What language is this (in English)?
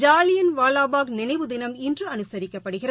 Tamil